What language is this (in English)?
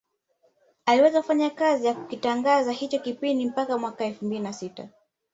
Swahili